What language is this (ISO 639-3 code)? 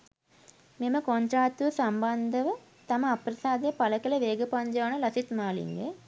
sin